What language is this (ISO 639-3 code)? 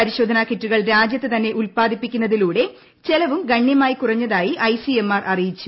mal